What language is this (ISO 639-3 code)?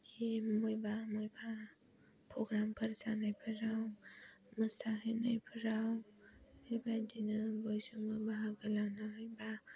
brx